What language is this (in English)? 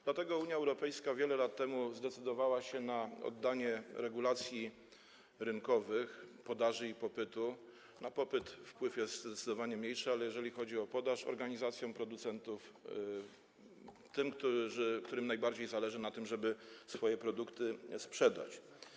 Polish